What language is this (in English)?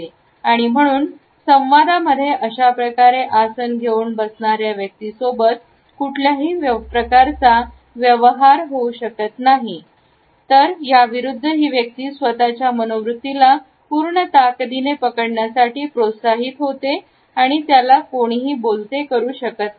Marathi